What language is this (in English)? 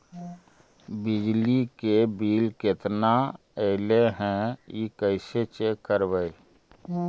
Magahi